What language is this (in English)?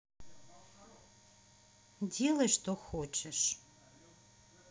Russian